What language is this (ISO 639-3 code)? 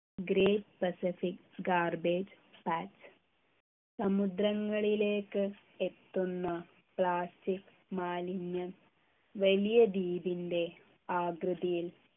mal